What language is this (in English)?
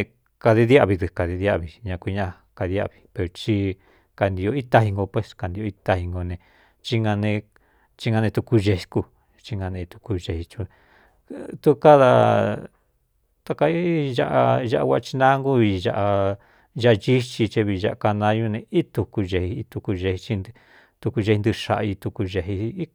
Cuyamecalco Mixtec